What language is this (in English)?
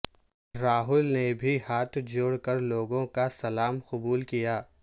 Urdu